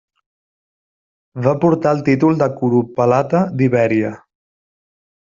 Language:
Catalan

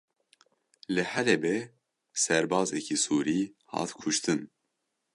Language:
Kurdish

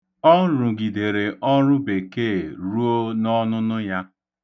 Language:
Igbo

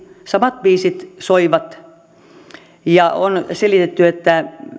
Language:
Finnish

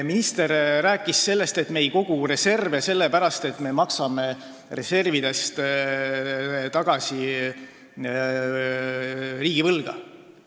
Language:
Estonian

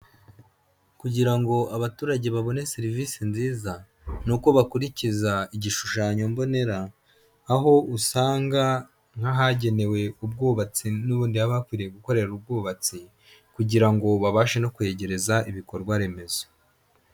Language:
Kinyarwanda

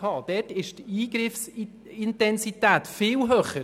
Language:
Swiss German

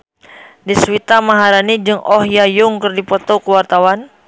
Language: Sundanese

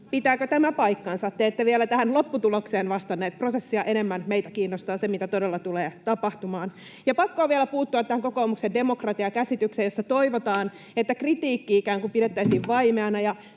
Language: Finnish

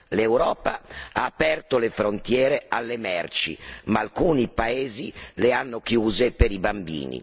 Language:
Italian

